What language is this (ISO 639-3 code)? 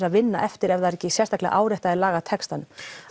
isl